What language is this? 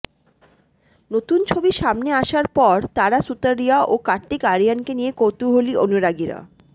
Bangla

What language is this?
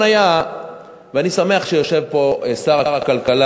Hebrew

